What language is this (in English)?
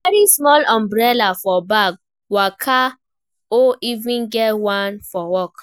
Nigerian Pidgin